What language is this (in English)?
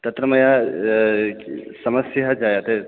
Sanskrit